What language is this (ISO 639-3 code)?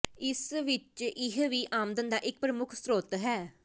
pan